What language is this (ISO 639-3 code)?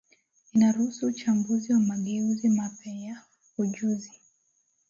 swa